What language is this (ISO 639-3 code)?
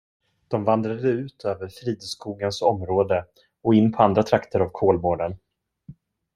swe